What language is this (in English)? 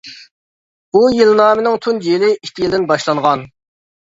Uyghur